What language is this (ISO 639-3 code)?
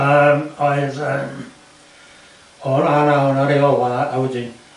cym